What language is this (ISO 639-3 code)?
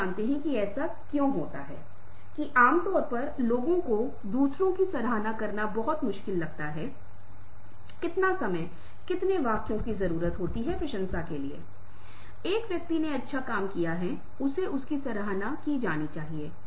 hin